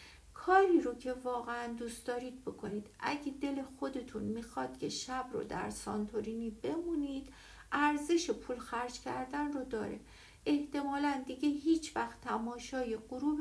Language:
Persian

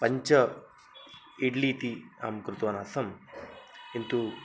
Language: Sanskrit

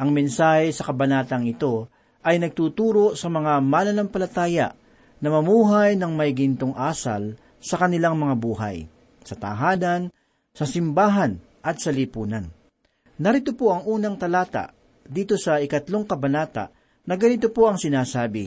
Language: Filipino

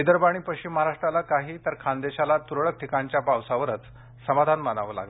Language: Marathi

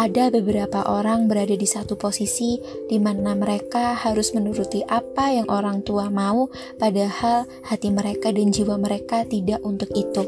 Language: Indonesian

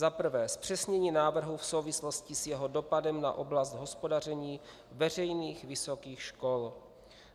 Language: Czech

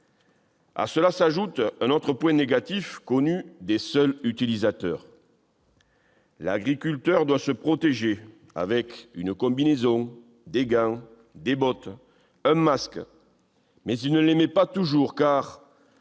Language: French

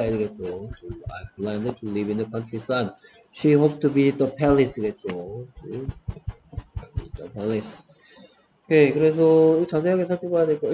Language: Korean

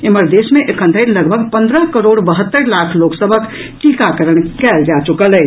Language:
Maithili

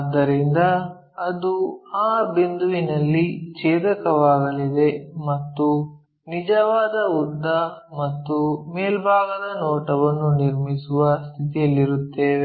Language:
Kannada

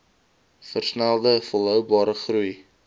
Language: Afrikaans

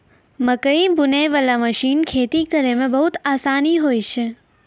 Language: Maithili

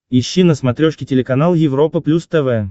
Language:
Russian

